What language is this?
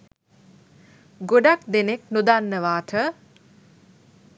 Sinhala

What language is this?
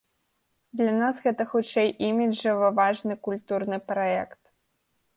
Belarusian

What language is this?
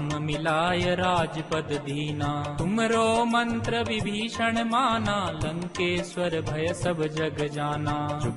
Hindi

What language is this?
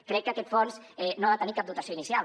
Catalan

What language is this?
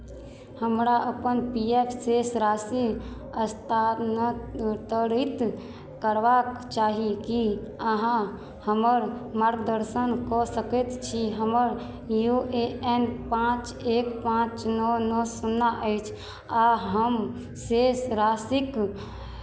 Maithili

